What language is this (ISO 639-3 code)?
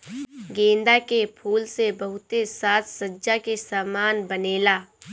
bho